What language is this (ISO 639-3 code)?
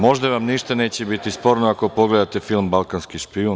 srp